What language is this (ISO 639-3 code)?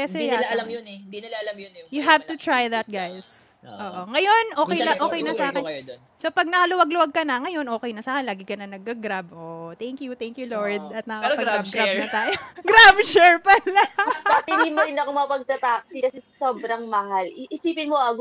fil